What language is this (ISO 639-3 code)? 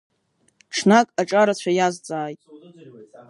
abk